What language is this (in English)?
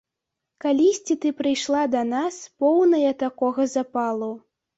Belarusian